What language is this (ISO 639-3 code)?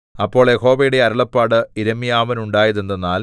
mal